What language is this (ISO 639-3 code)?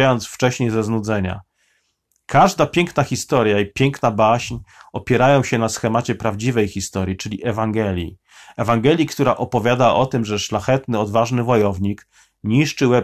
pol